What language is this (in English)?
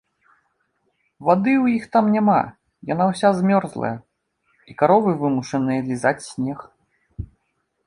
Belarusian